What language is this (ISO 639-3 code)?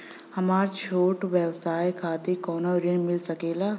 bho